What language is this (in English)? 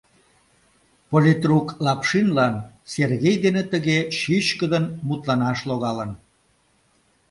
Mari